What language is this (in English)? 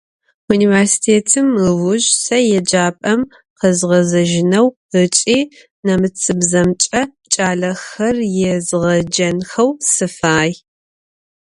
Adyghe